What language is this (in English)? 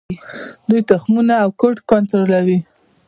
Pashto